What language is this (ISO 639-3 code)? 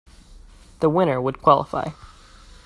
eng